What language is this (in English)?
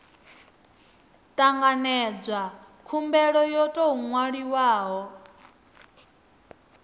Venda